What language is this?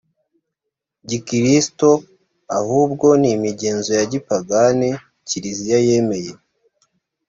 Kinyarwanda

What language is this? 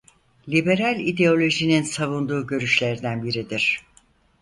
Turkish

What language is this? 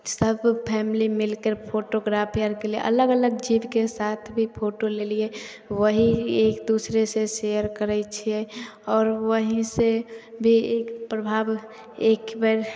Maithili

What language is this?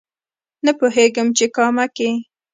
Pashto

